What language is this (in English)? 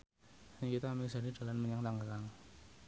Javanese